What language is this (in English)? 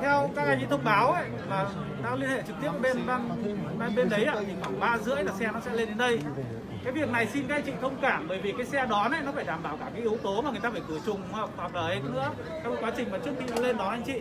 Vietnamese